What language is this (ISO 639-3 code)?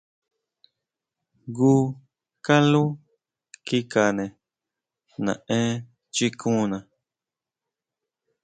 mau